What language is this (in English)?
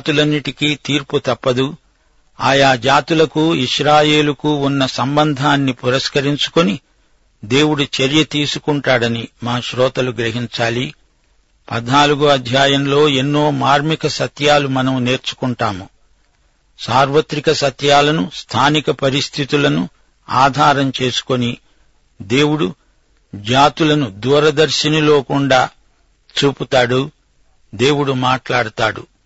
Telugu